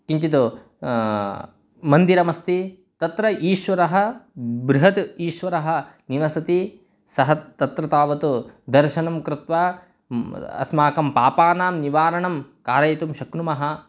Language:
Sanskrit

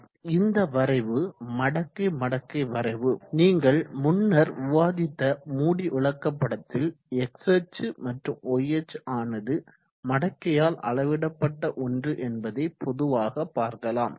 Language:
Tamil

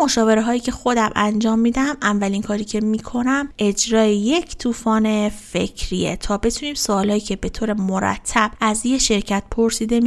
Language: Persian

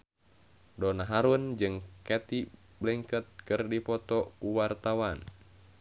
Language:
Sundanese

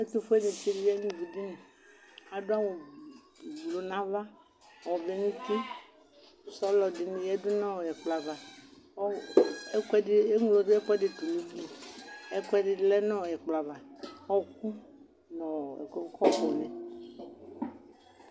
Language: Ikposo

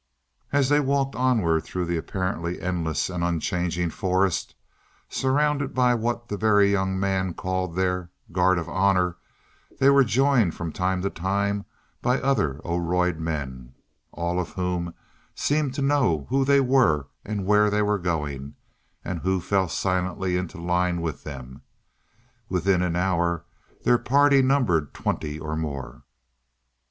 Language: English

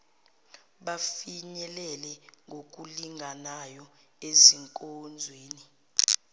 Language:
Zulu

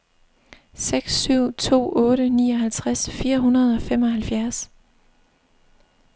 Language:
Danish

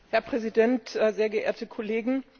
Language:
German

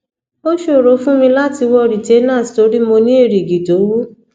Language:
Yoruba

